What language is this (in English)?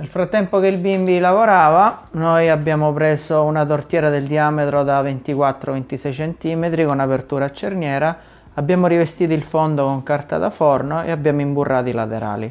Italian